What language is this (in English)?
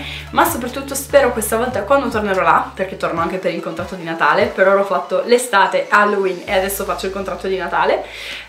Italian